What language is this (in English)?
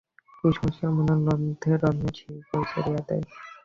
Bangla